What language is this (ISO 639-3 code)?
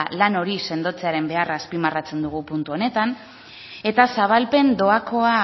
eus